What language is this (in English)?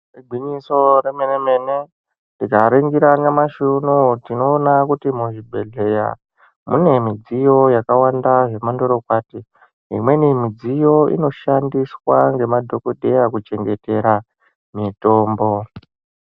Ndau